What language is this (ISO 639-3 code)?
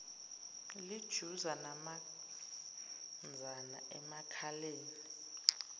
zul